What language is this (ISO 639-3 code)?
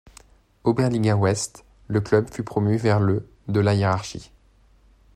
fra